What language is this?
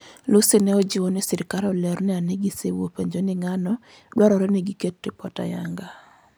Luo (Kenya and Tanzania)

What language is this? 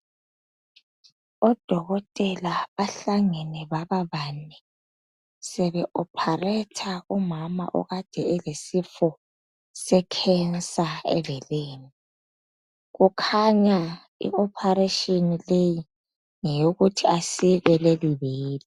North Ndebele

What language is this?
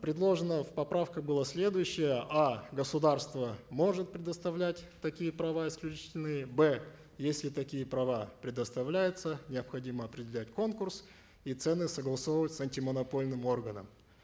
Kazakh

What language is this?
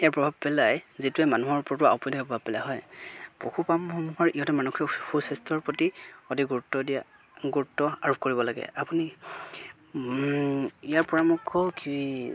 Assamese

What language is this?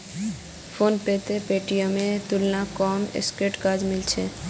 Magahi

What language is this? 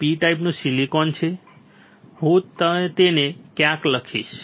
Gujarati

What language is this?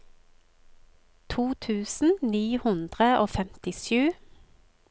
Norwegian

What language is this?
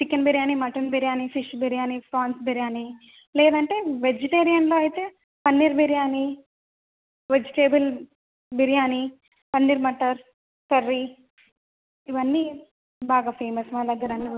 Telugu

